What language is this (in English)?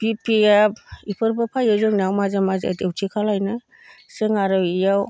Bodo